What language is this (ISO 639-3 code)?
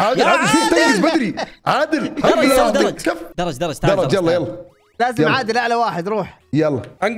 ara